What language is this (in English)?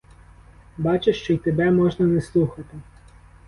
Ukrainian